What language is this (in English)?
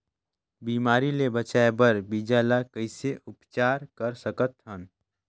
Chhattisgarhi